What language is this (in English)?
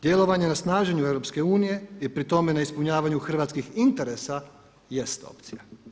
Croatian